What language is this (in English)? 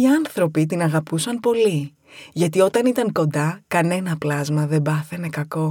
Greek